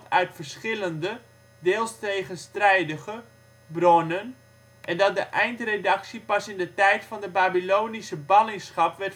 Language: Dutch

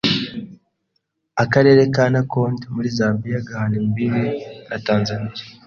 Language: Kinyarwanda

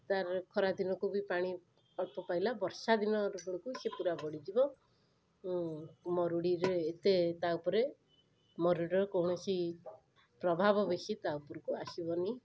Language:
Odia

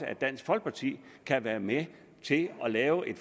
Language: Danish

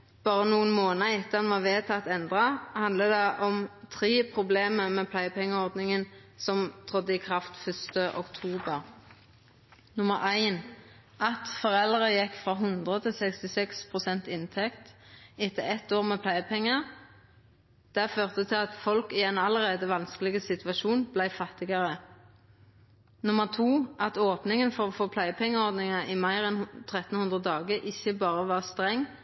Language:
Norwegian Nynorsk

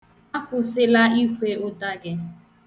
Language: Igbo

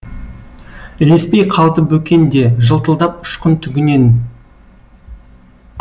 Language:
Kazakh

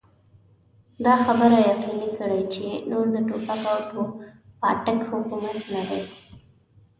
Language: Pashto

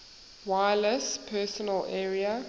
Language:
English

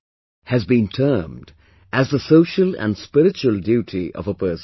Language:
English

